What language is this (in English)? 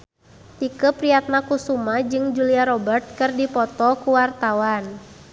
Sundanese